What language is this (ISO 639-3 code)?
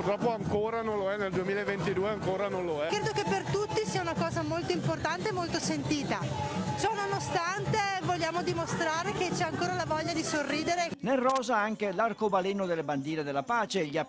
ita